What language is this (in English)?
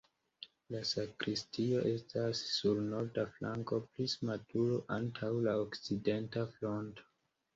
Esperanto